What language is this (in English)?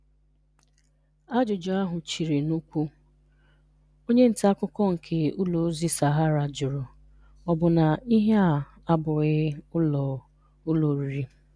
Igbo